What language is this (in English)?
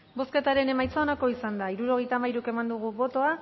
Basque